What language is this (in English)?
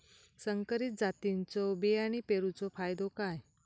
Marathi